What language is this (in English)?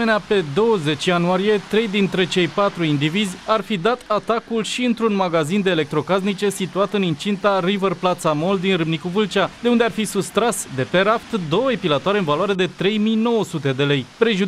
Romanian